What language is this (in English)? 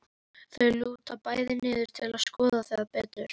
Icelandic